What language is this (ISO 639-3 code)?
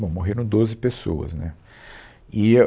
por